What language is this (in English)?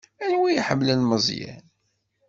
Kabyle